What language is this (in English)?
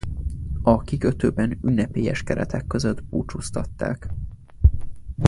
Hungarian